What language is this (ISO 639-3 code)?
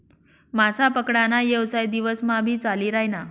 mar